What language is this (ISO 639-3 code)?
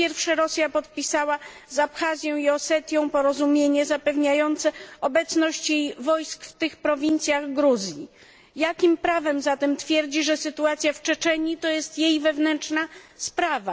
pol